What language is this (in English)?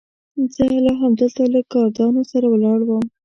Pashto